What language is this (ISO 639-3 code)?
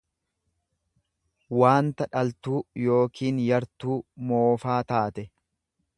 orm